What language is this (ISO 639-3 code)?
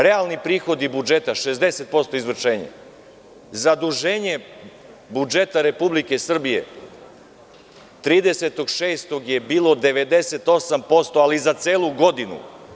srp